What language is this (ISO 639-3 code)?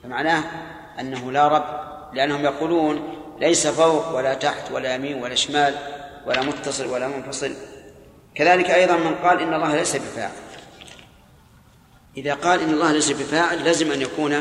ara